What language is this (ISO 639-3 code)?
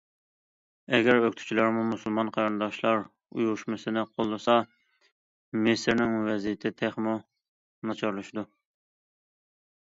uig